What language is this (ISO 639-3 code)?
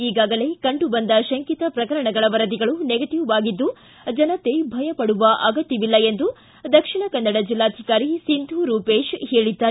kan